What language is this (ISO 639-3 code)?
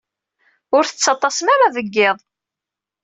kab